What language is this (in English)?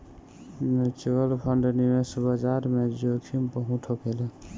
Bhojpuri